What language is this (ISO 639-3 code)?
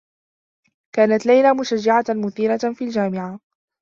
ara